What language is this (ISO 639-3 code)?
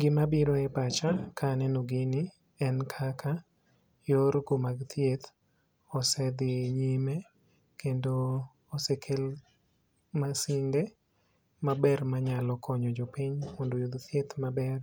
luo